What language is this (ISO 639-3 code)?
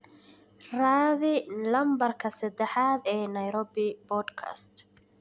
som